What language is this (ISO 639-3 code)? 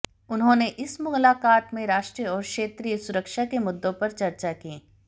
hin